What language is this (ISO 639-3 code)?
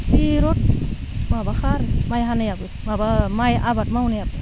brx